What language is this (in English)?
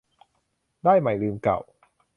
Thai